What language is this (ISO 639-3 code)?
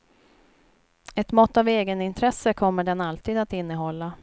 swe